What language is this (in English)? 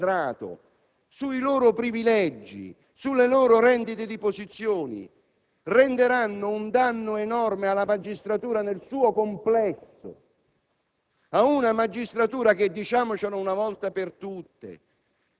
Italian